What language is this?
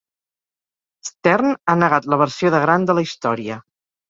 Catalan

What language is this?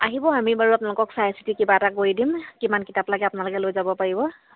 Assamese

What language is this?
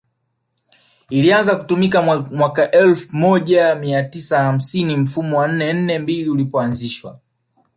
Swahili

